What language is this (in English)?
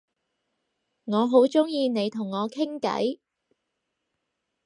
Cantonese